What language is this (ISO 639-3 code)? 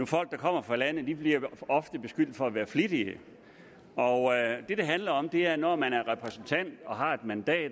dan